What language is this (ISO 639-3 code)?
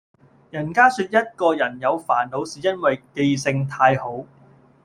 yue